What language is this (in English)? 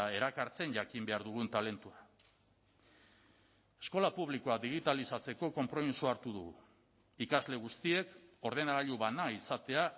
Basque